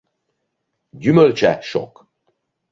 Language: Hungarian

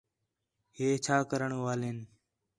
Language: Khetrani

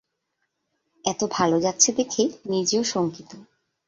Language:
Bangla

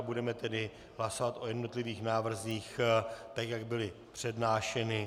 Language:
Czech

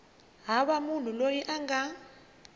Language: Tsonga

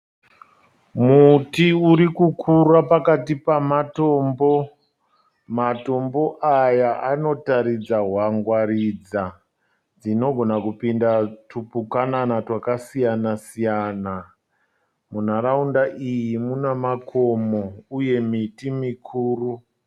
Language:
Shona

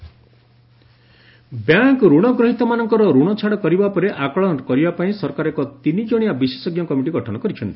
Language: Odia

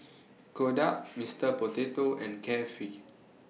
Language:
English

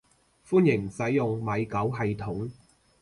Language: Cantonese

